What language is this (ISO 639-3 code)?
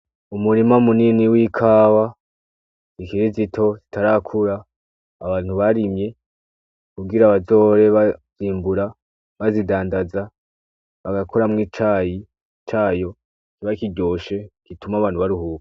run